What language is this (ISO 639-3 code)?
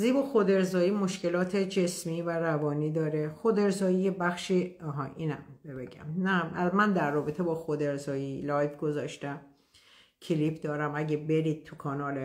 fas